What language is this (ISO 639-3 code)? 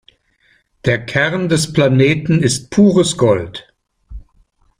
deu